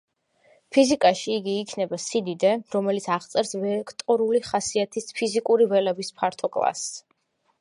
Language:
Georgian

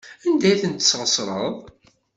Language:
Kabyle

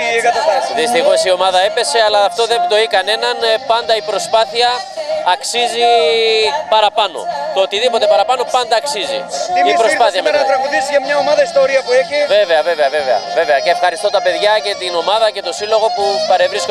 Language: Greek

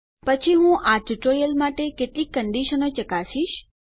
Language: Gujarati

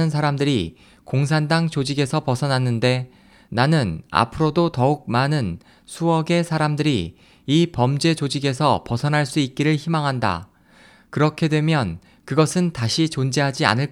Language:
Korean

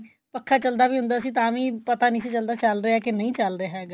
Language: Punjabi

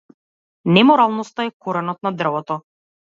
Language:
Macedonian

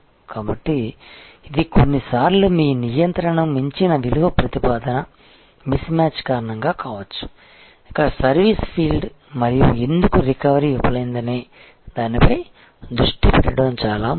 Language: Telugu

